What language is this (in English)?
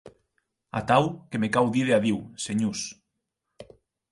Occitan